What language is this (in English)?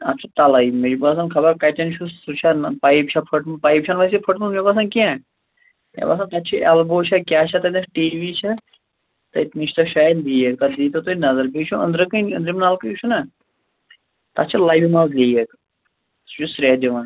Kashmiri